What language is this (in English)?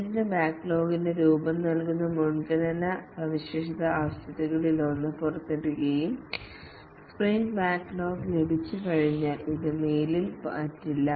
Malayalam